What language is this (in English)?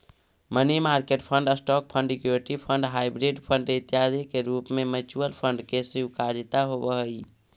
Magahi